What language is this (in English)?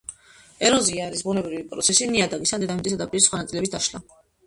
Georgian